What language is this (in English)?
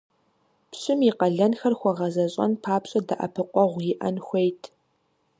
Kabardian